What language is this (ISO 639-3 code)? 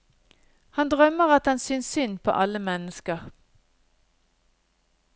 nor